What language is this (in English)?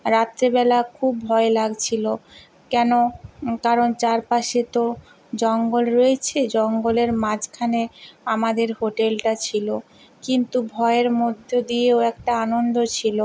Bangla